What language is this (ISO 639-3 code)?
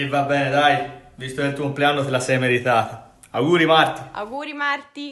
ita